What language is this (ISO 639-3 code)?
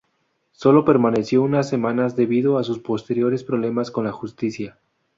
spa